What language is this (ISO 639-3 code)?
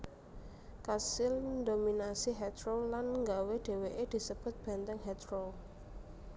jav